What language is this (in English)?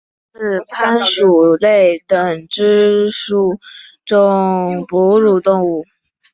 Chinese